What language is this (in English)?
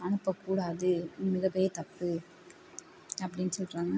Tamil